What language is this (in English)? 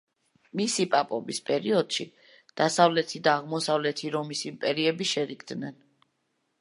Georgian